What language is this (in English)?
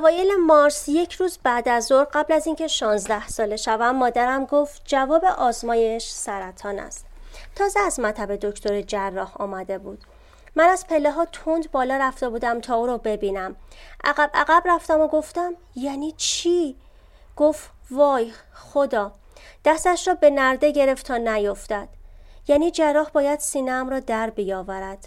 Persian